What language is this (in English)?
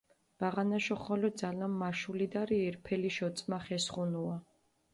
Mingrelian